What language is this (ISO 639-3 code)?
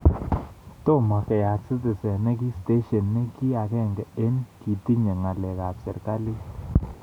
kln